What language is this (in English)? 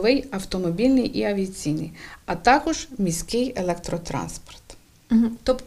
Ukrainian